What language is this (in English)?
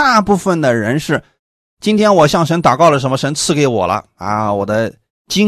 Chinese